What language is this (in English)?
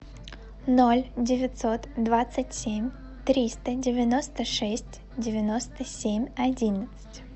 Russian